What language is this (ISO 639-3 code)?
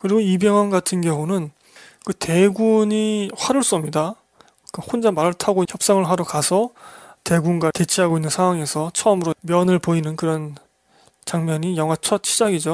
kor